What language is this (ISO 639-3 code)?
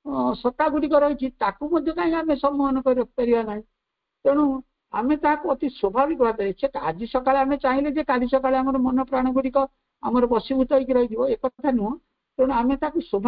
ben